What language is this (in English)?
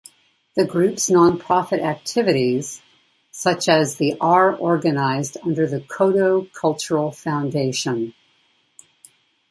English